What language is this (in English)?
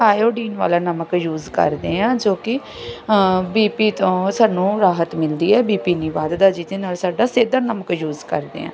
Punjabi